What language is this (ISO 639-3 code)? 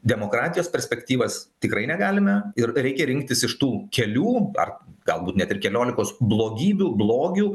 lit